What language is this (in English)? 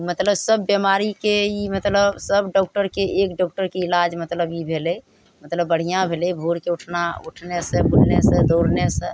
Maithili